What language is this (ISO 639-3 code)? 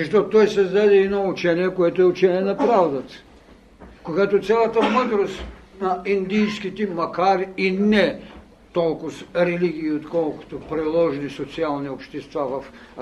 bul